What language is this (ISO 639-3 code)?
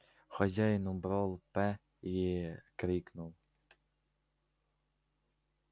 rus